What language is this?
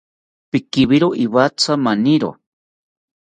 South Ucayali Ashéninka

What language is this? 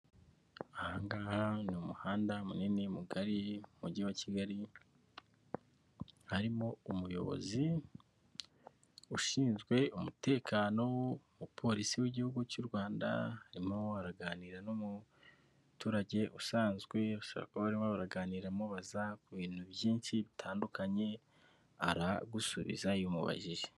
Kinyarwanda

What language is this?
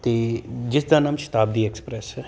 Punjabi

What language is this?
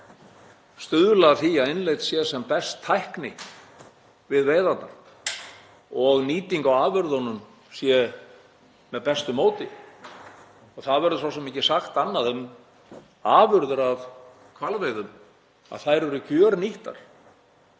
Icelandic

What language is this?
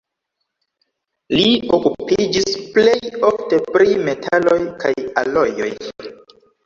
Esperanto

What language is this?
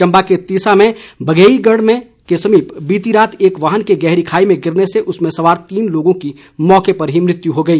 Hindi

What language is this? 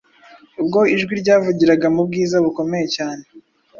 Kinyarwanda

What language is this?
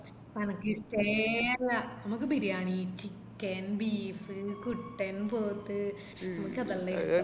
Malayalam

